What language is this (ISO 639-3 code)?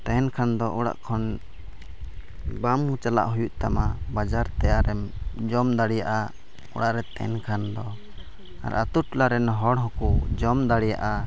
sat